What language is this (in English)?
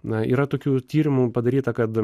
Lithuanian